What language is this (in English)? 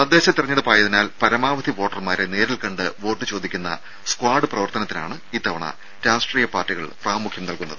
Malayalam